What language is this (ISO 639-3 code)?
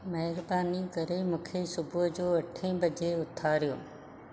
snd